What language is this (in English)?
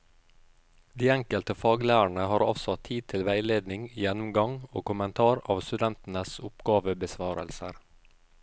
Norwegian